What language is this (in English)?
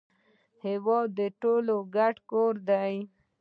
Pashto